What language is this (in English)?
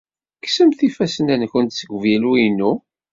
Kabyle